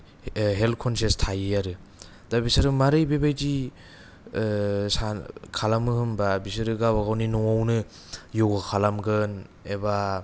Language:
Bodo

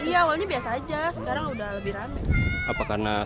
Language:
Indonesian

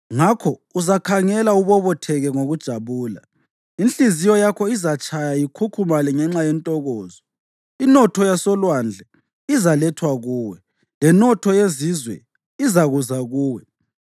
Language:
North Ndebele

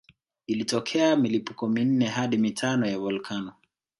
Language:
Swahili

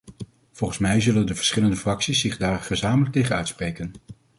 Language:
Dutch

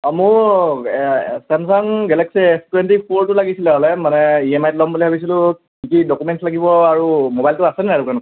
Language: Assamese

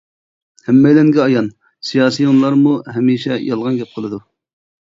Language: Uyghur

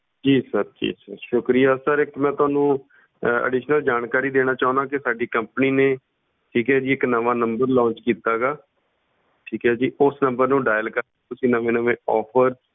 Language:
Punjabi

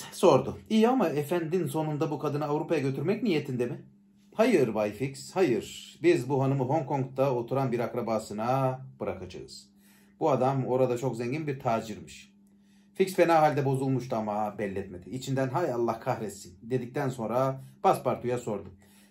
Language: Turkish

